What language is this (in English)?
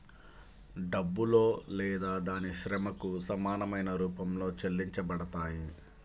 Telugu